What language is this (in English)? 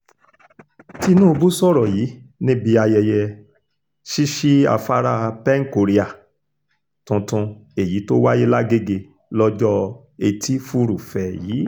Yoruba